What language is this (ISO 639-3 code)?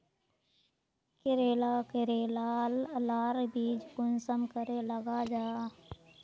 mag